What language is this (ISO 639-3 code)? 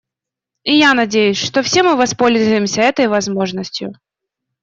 rus